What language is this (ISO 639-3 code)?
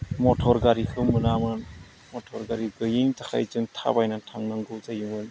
brx